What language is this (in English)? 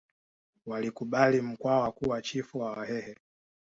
Swahili